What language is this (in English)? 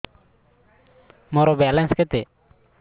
Odia